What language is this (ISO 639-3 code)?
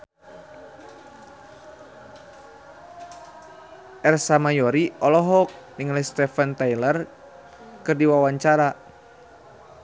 sun